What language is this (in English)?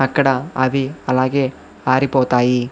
Telugu